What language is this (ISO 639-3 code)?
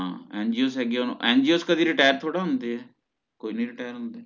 pan